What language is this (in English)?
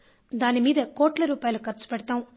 Telugu